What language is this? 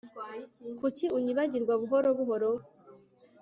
Kinyarwanda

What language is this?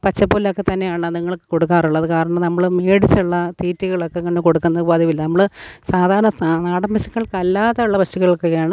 Malayalam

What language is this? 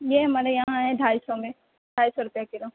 Urdu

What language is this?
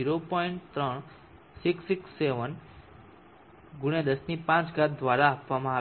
Gujarati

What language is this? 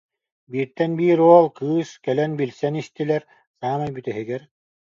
Yakut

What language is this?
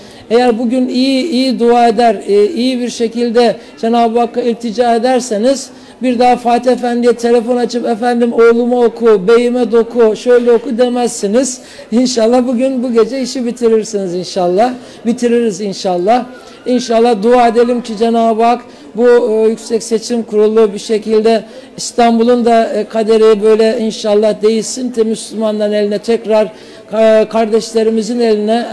Turkish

